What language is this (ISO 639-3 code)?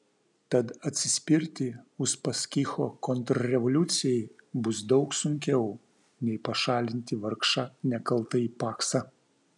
lit